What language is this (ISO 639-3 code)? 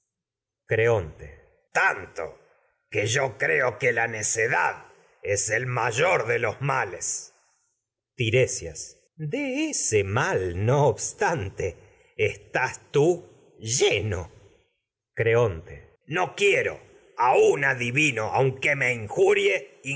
spa